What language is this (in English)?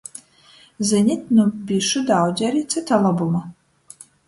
Latgalian